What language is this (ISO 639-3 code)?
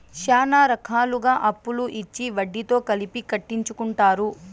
tel